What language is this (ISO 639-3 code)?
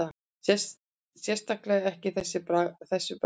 isl